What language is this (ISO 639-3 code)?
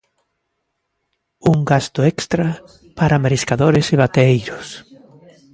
glg